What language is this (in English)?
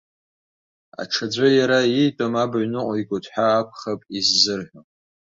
Abkhazian